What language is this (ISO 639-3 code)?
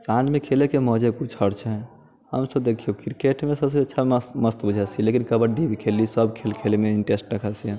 mai